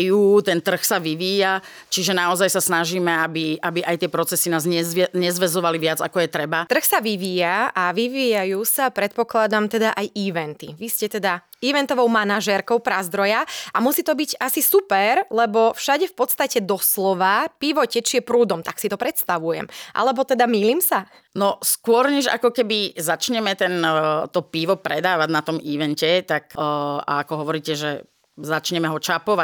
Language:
Slovak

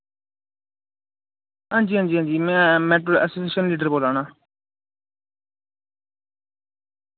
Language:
Dogri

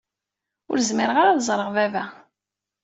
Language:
Kabyle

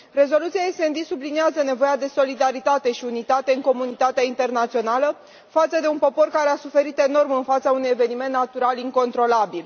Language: Romanian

